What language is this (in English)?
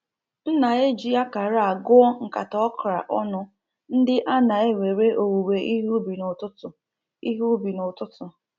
Igbo